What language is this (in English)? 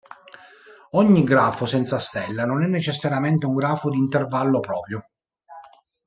Italian